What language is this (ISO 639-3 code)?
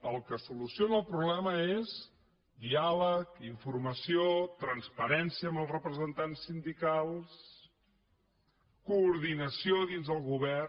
cat